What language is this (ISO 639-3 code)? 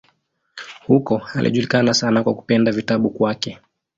swa